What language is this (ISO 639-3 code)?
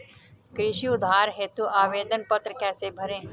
hin